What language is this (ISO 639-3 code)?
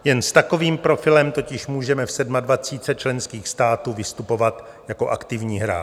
ces